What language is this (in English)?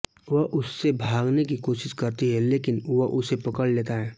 Hindi